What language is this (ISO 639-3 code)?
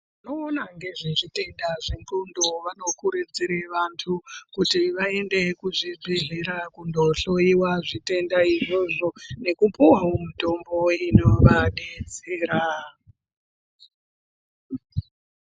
ndc